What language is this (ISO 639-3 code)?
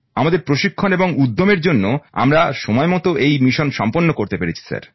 ben